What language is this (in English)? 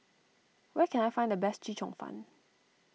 English